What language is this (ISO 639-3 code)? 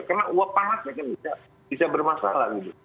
ind